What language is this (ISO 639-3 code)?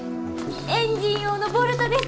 jpn